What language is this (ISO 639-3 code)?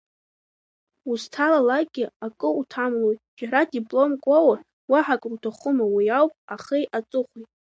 abk